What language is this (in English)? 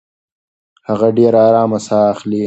Pashto